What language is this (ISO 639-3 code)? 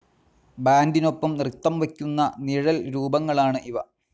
mal